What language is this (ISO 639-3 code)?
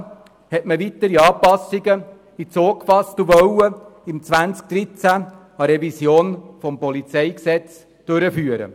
gsw